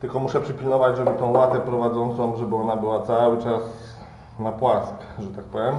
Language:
Polish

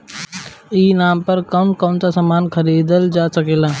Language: Bhojpuri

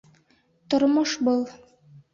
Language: Bashkir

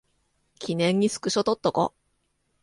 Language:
Japanese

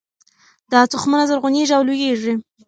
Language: Pashto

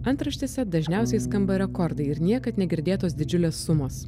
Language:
Lithuanian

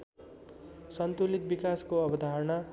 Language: Nepali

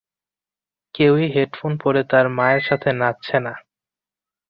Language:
Bangla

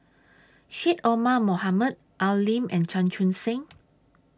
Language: English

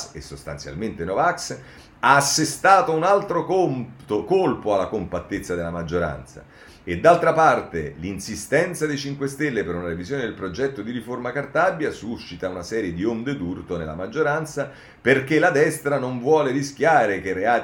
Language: Italian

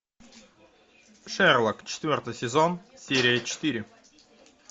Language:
Russian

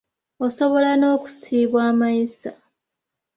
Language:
Ganda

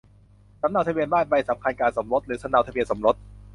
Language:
Thai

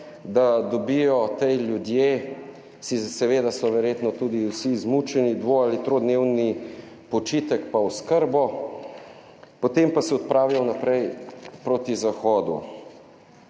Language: Slovenian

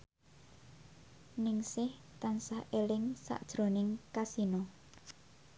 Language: Javanese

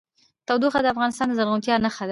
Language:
Pashto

